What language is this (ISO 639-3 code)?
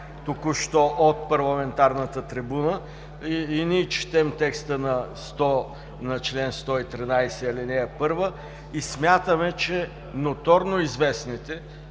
bul